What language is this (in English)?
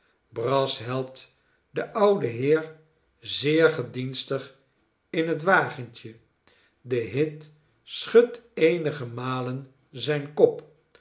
Dutch